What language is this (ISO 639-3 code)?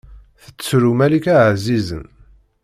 kab